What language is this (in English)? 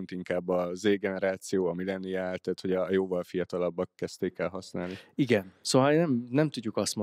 Hungarian